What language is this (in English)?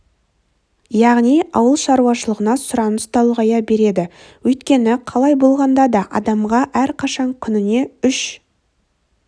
Kazakh